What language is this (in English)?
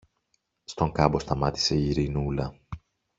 Greek